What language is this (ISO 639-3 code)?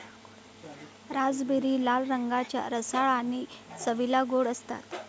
mar